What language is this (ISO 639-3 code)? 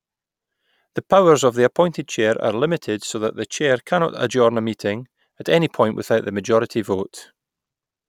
eng